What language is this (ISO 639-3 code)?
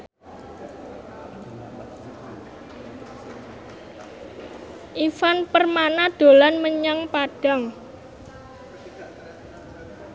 jav